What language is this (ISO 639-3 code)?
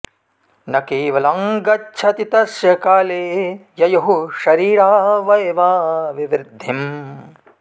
san